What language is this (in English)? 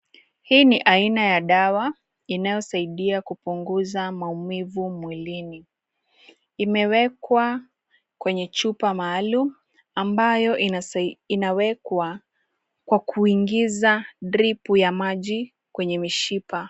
Swahili